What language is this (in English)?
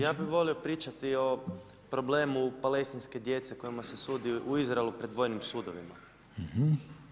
Croatian